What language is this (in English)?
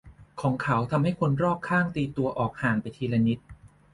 Thai